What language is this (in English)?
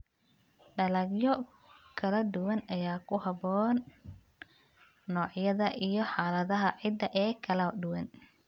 Somali